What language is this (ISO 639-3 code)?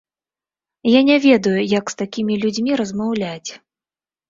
bel